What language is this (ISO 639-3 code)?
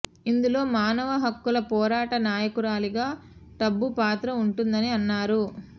tel